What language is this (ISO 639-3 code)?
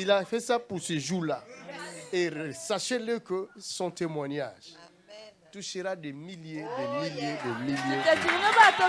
fra